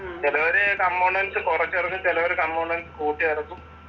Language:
Malayalam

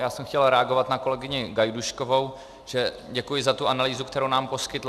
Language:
Czech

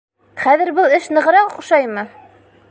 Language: Bashkir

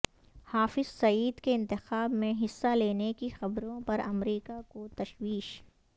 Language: Urdu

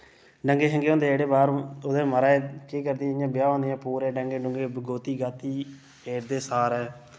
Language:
Dogri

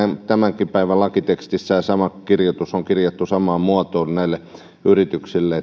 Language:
Finnish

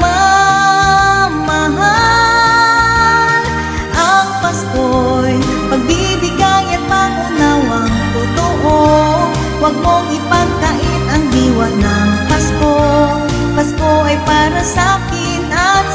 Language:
Filipino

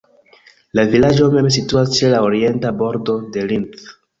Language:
Esperanto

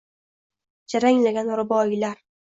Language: Uzbek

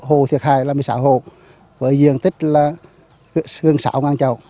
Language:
Vietnamese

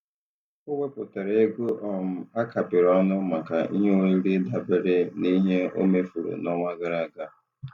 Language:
Igbo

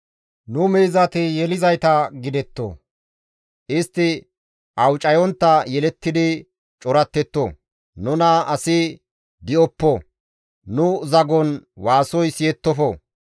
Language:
Gamo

